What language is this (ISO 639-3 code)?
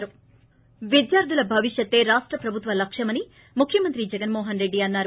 tel